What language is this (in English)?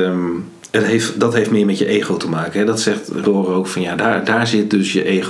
Dutch